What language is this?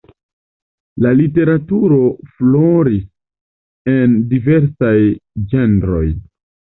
Esperanto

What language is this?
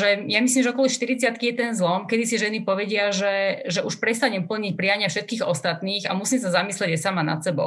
Slovak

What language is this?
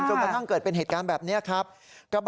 Thai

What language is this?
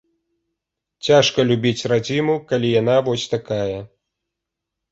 Belarusian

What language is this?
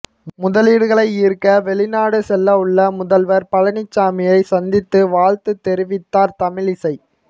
Tamil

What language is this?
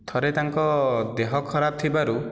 Odia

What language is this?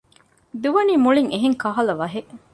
Divehi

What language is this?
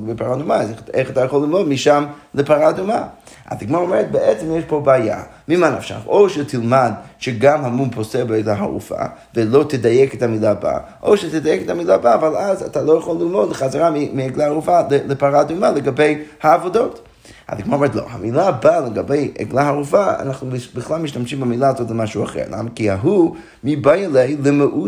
Hebrew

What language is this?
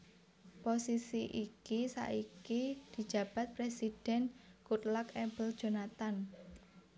Javanese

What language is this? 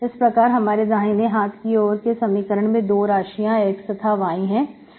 Hindi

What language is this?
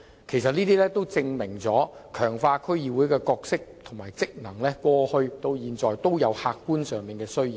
Cantonese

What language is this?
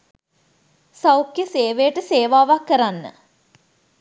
Sinhala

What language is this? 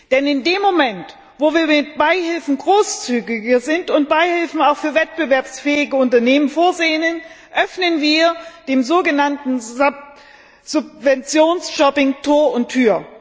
German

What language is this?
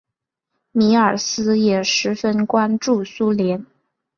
Chinese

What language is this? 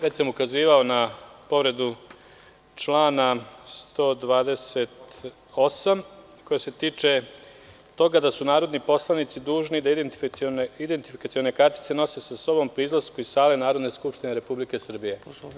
Serbian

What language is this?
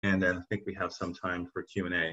Hebrew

